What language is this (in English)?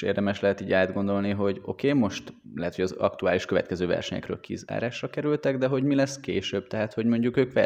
Hungarian